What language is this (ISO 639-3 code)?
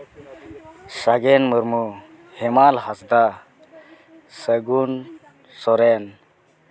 sat